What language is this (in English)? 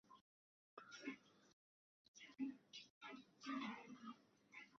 Arabic